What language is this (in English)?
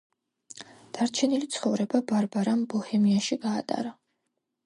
Georgian